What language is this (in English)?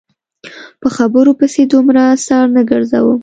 Pashto